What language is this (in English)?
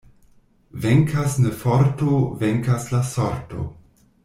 Esperanto